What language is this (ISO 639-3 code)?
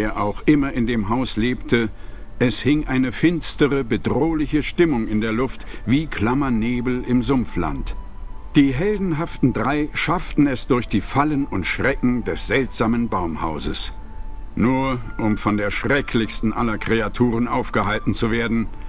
deu